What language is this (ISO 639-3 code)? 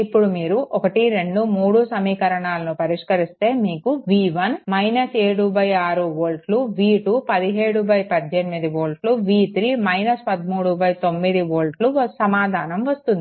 tel